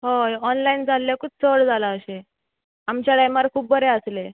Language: Konkani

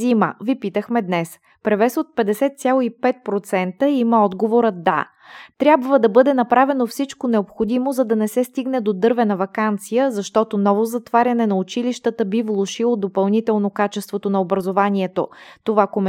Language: Bulgarian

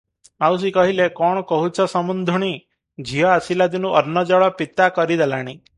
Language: Odia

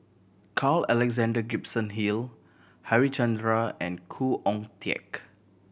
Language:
English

